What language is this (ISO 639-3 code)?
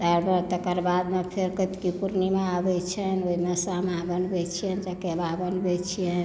mai